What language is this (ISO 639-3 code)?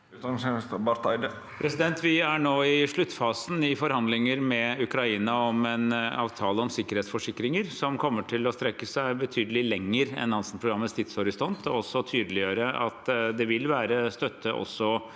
nor